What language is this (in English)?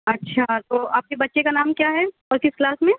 Urdu